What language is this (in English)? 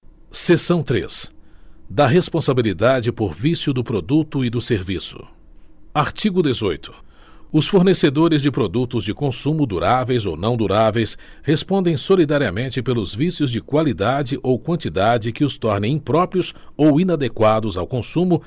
Portuguese